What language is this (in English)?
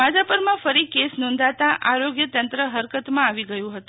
Gujarati